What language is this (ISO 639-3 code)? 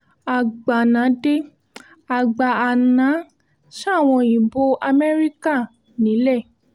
yor